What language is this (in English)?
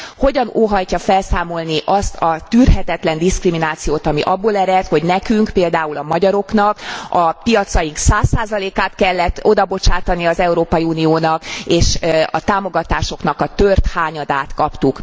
Hungarian